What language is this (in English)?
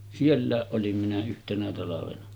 Finnish